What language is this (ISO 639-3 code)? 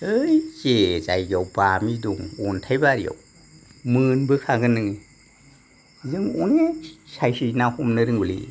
brx